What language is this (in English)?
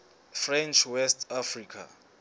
Southern Sotho